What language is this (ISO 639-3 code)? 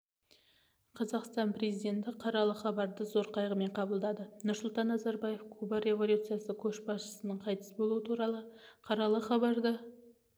kaz